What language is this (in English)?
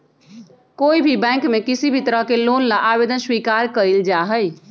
Magahi